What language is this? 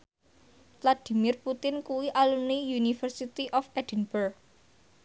Javanese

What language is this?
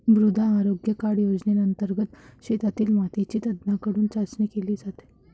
Marathi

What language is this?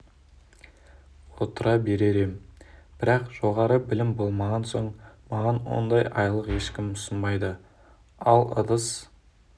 Kazakh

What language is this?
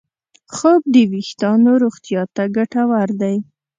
Pashto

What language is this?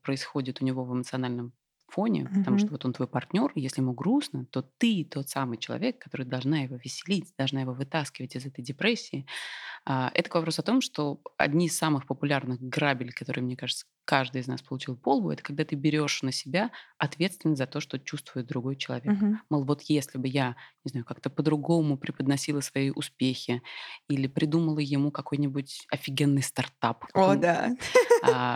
Russian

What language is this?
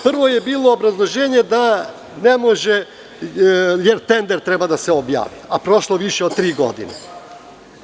Serbian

